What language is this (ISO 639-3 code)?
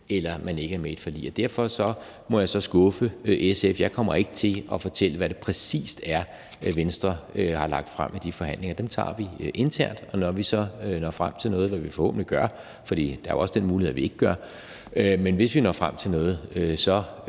dan